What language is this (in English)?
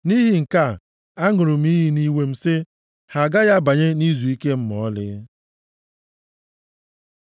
Igbo